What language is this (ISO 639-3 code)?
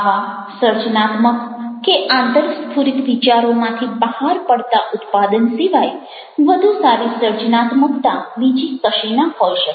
guj